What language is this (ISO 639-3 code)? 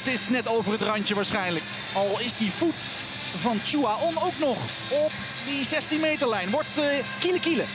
nld